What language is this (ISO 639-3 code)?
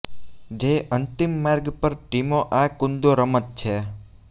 guj